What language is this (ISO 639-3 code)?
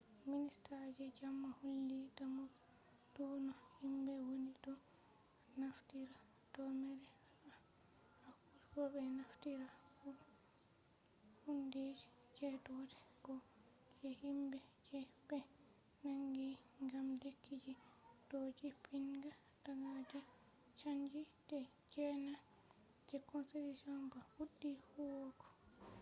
ful